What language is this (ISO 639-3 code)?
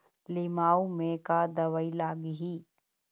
hne